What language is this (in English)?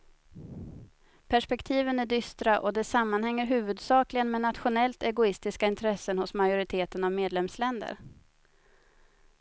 Swedish